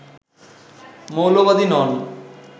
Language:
Bangla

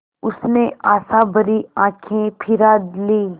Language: Hindi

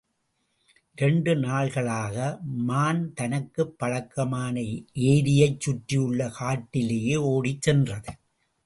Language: Tamil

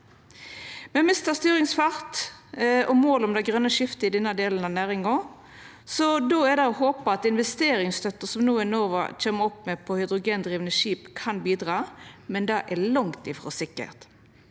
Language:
Norwegian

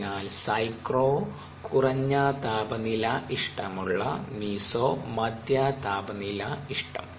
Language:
Malayalam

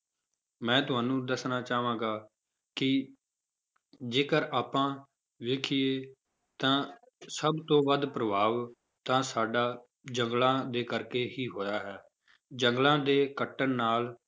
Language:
Punjabi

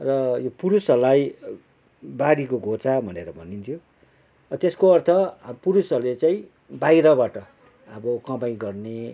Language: Nepali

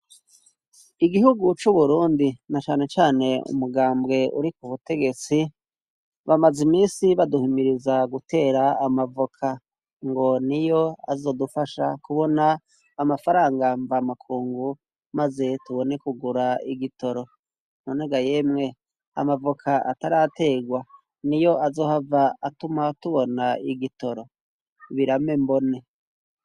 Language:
Rundi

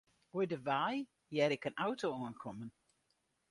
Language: Western Frisian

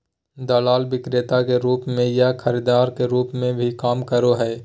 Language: Magahi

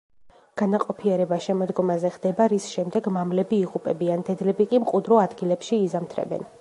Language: Georgian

